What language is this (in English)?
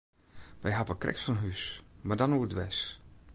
Western Frisian